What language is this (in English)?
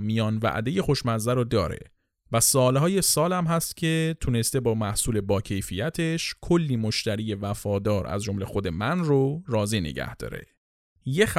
Persian